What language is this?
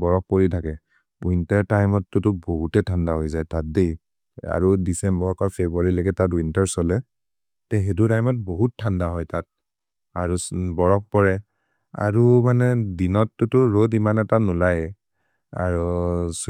Maria (India)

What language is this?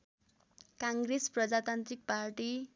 Nepali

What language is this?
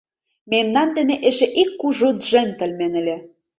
Mari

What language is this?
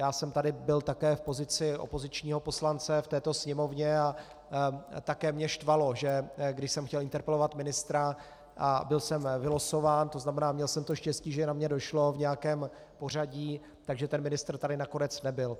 Czech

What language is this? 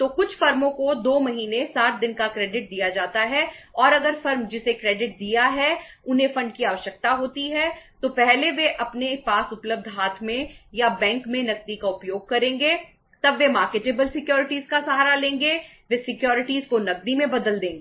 Hindi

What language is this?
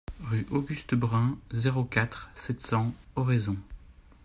French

